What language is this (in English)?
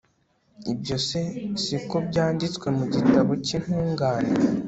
Kinyarwanda